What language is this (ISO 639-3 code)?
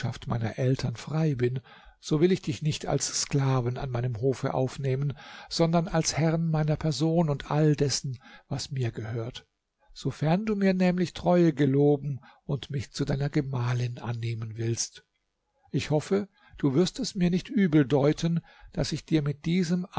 deu